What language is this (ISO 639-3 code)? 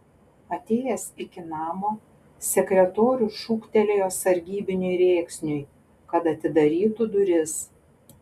lit